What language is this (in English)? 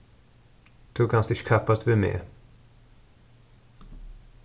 Faroese